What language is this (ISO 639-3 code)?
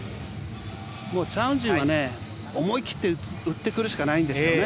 jpn